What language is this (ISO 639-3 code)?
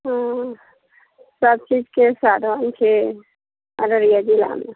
mai